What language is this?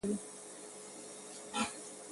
Pashto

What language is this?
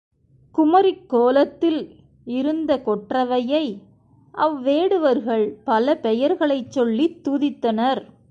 Tamil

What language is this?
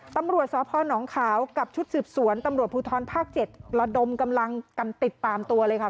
Thai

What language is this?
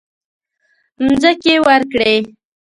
Pashto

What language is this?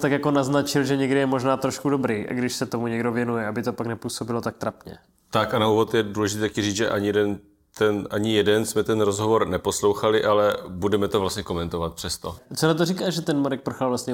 Czech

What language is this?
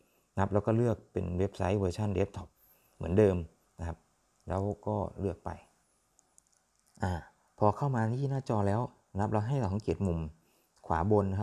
Thai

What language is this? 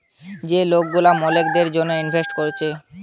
Bangla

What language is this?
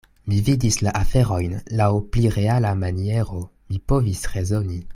Esperanto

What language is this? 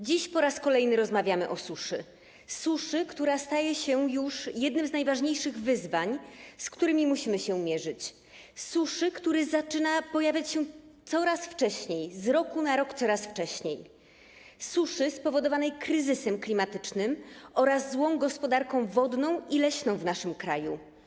Polish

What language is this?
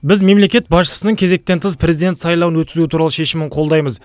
Kazakh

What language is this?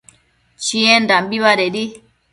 Matsés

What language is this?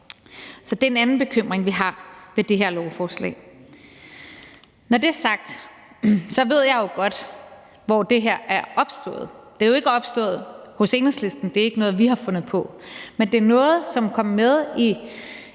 Danish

